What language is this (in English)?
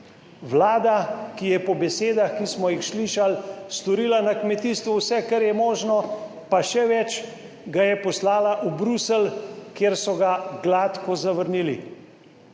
Slovenian